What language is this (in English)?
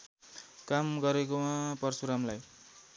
Nepali